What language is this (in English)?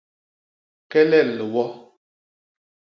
Basaa